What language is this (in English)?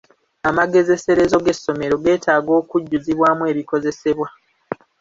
Ganda